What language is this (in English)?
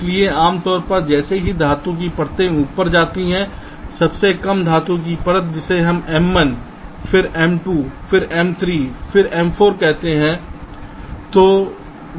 Hindi